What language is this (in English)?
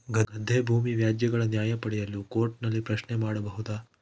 Kannada